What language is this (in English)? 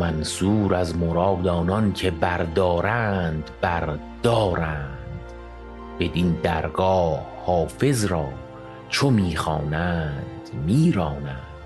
Persian